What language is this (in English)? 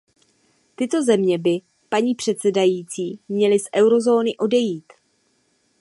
Czech